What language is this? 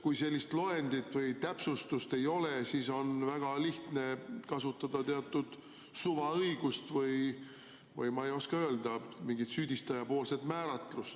Estonian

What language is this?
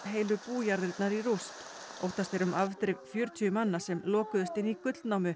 Icelandic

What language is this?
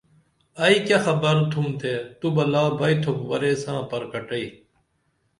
Dameli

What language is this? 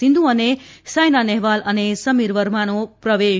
Gujarati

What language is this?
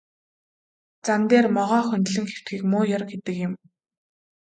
Mongolian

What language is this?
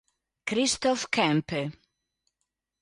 Italian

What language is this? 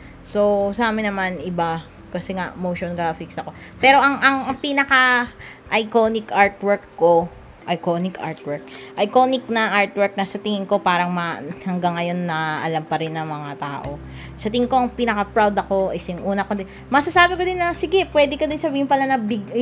Filipino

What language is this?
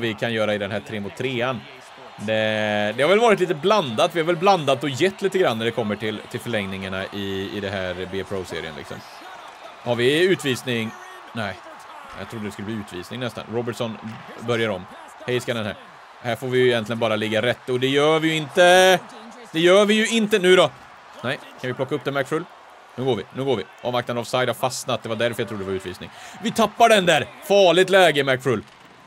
Swedish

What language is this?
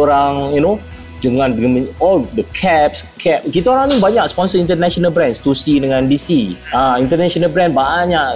Malay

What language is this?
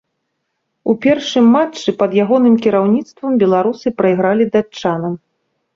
Belarusian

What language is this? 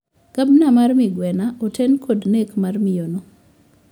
Luo (Kenya and Tanzania)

